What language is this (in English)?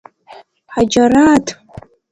Abkhazian